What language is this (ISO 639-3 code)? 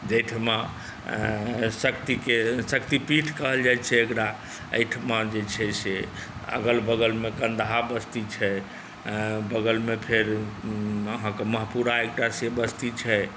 mai